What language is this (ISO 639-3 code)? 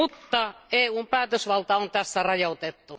fin